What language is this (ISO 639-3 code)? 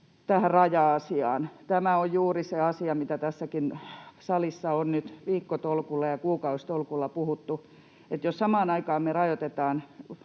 fin